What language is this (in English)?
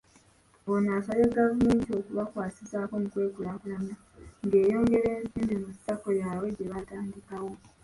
Ganda